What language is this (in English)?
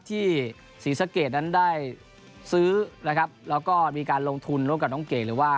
Thai